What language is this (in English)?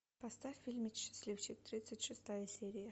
Russian